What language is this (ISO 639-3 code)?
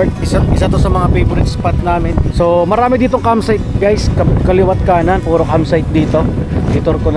fil